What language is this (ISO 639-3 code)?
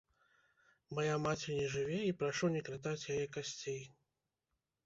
bel